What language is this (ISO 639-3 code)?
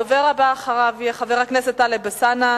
heb